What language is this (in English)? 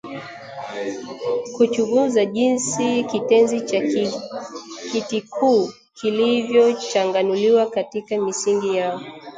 Swahili